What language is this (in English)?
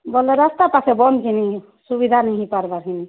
Odia